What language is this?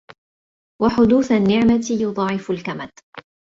Arabic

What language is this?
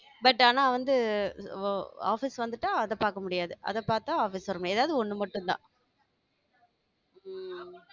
Tamil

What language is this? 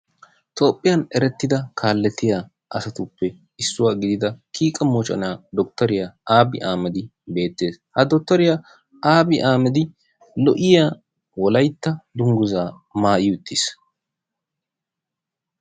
Wolaytta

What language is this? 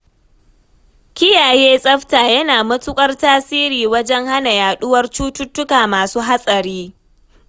Hausa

